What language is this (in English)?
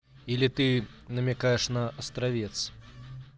Russian